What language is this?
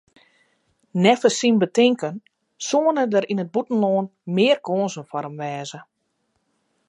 Western Frisian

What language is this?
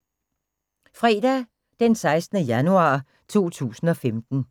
Danish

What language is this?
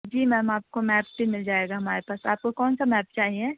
Urdu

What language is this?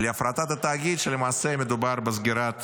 Hebrew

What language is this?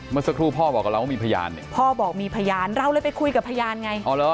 Thai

